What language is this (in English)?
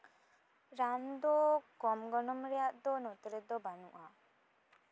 Santali